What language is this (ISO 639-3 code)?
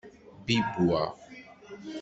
kab